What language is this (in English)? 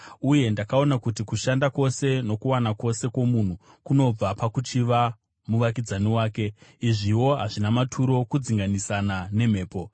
Shona